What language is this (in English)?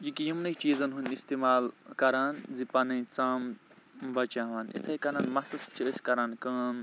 Kashmiri